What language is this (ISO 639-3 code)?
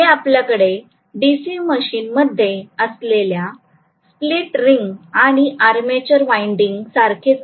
mar